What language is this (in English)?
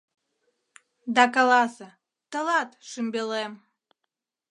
Mari